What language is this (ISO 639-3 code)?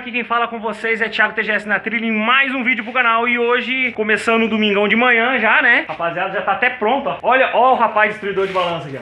por